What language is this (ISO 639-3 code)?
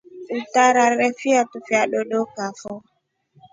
rof